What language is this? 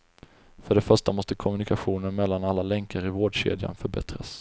Swedish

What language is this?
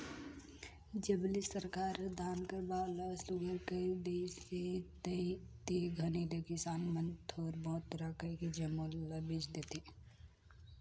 Chhattisgarhi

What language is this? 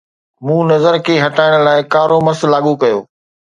Sindhi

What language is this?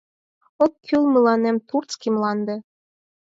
Mari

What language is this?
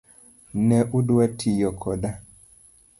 Luo (Kenya and Tanzania)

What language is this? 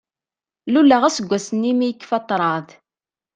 Kabyle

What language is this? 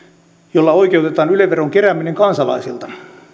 Finnish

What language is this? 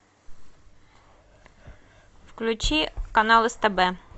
Russian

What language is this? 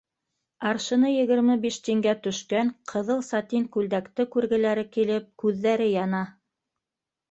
Bashkir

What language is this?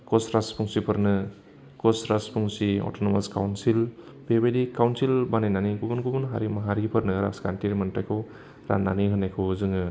Bodo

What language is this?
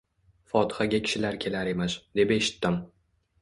Uzbek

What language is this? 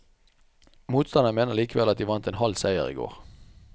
Norwegian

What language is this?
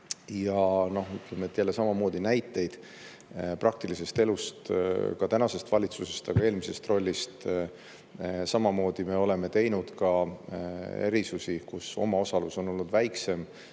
Estonian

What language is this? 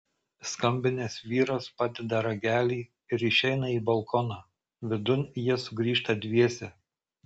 Lithuanian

